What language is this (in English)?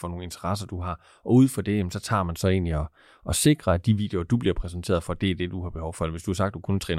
Danish